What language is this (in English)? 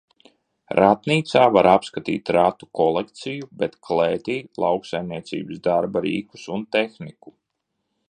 Latvian